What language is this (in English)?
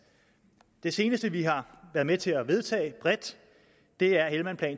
Danish